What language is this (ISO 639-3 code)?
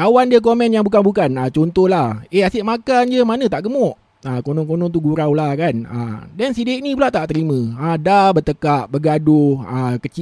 msa